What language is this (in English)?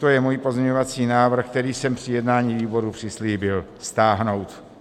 Czech